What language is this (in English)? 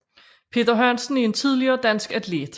Danish